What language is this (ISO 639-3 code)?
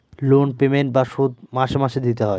ben